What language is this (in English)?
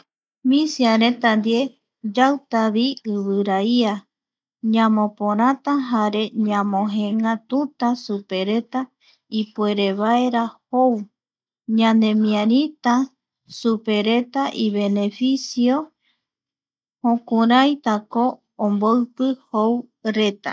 Eastern Bolivian Guaraní